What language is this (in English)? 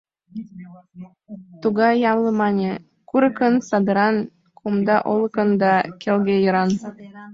Mari